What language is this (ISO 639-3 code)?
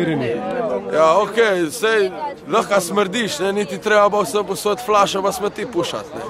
ron